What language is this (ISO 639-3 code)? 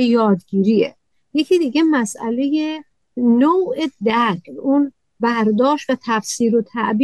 fas